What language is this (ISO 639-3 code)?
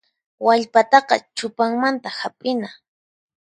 qxp